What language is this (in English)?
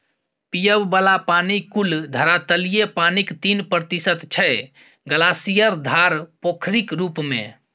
Maithili